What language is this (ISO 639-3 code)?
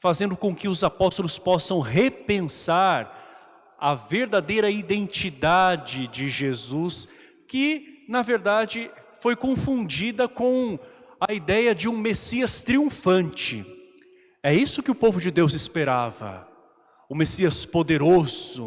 por